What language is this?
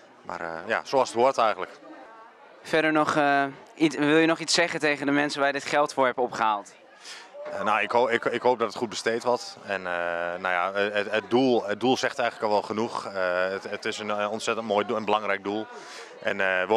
Dutch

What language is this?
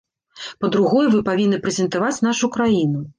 Belarusian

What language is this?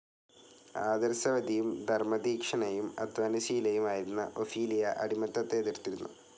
Malayalam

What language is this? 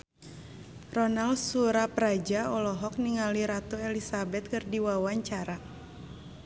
Sundanese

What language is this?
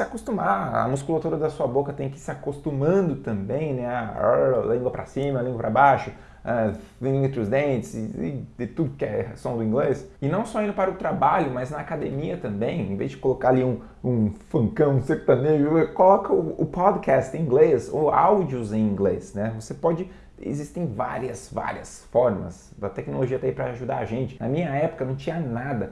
Portuguese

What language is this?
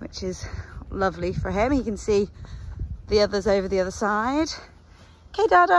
English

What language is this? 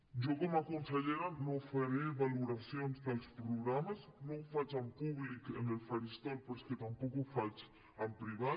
Catalan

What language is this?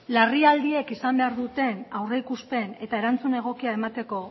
Basque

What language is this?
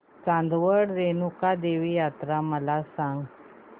Marathi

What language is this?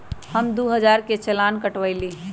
Magahi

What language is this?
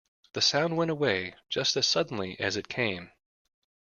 English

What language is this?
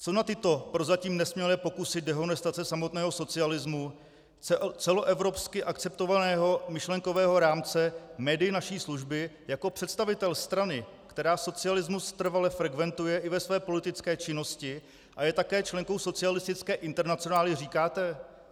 Czech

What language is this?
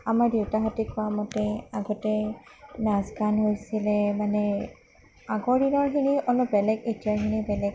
Assamese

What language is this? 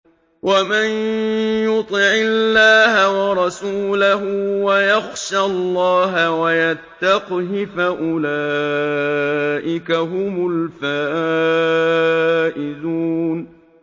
Arabic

